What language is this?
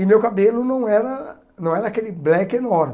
Portuguese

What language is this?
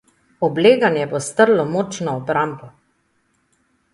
Slovenian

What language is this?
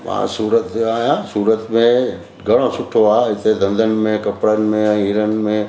Sindhi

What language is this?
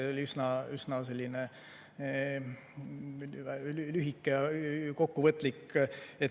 Estonian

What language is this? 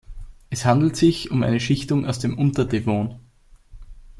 German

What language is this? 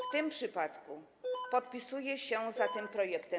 Polish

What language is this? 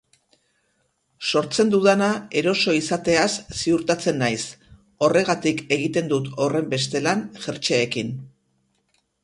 Basque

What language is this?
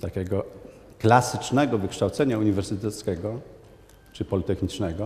Polish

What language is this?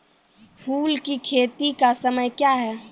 Maithili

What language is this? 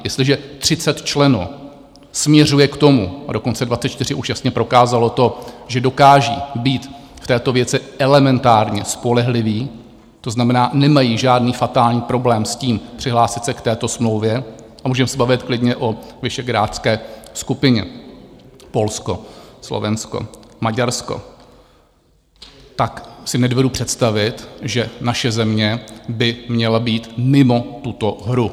Czech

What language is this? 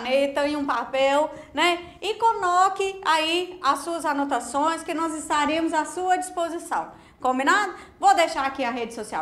Portuguese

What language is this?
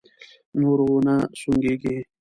Pashto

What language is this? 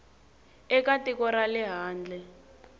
Tsonga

